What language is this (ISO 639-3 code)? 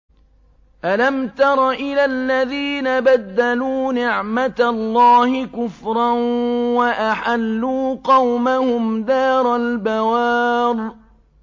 ara